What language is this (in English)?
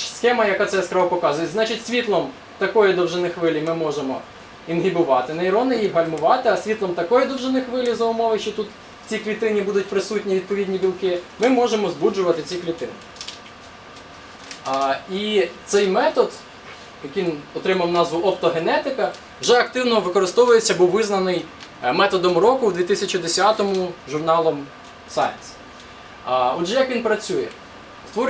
Russian